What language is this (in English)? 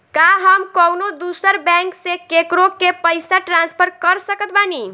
Bhojpuri